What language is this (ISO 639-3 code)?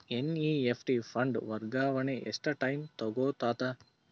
kan